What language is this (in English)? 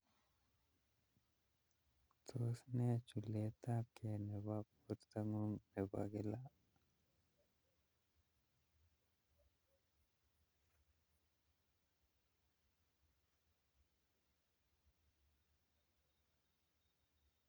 Kalenjin